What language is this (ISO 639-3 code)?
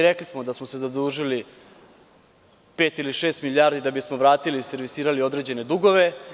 srp